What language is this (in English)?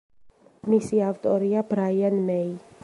Georgian